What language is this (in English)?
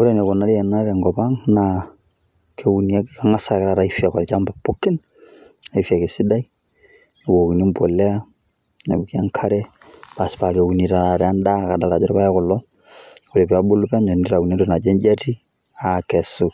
Masai